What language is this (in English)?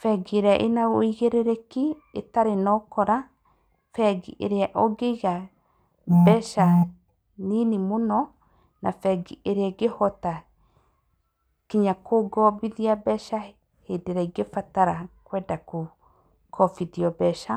Kikuyu